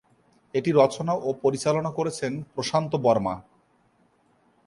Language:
Bangla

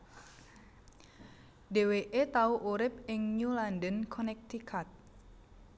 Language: Javanese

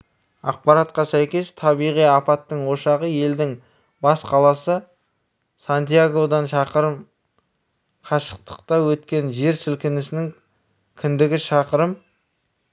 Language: Kazakh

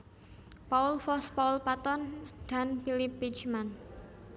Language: Javanese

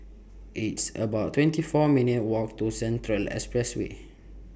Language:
English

